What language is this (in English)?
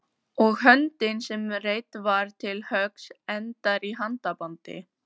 Icelandic